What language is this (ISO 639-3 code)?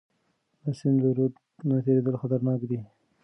pus